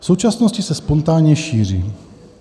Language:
Czech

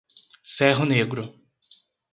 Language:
Portuguese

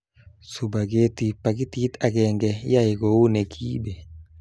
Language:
Kalenjin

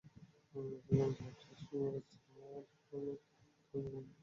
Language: Bangla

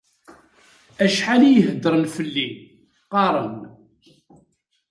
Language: Kabyle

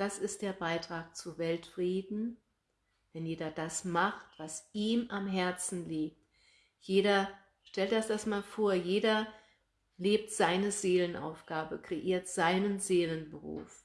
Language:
German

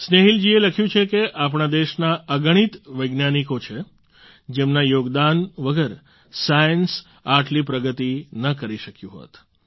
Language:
Gujarati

